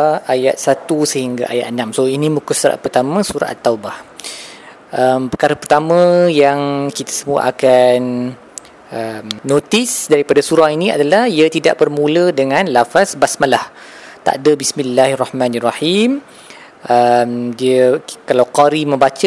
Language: Malay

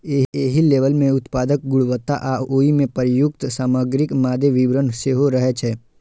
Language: Maithili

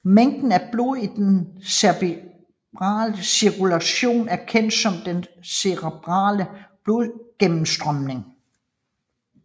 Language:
Danish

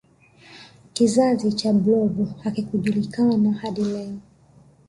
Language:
Swahili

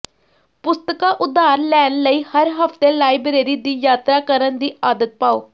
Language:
Punjabi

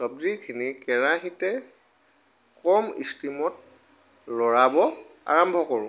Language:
Assamese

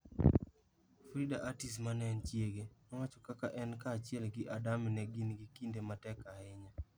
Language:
Luo (Kenya and Tanzania)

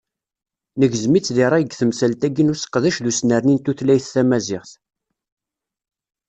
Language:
Kabyle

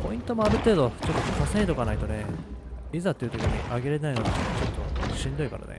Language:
Japanese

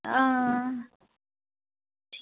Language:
Dogri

